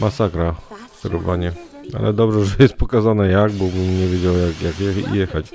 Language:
Polish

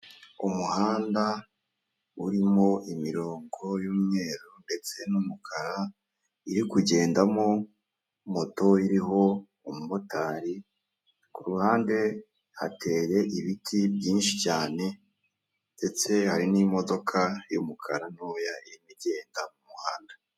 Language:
Kinyarwanda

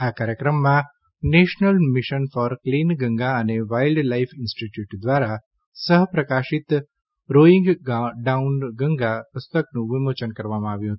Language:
Gujarati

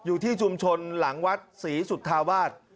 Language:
Thai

